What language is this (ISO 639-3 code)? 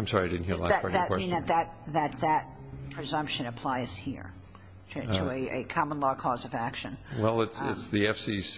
eng